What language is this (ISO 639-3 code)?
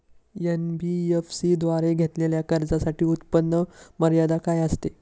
mar